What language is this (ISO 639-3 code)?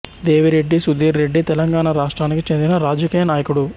tel